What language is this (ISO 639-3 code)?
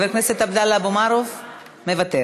heb